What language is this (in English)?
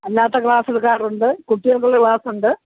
Malayalam